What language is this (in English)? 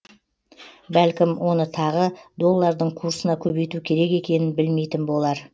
Kazakh